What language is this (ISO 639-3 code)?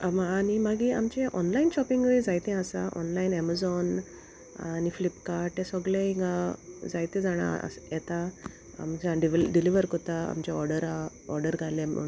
kok